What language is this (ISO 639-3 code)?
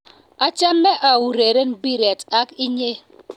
kln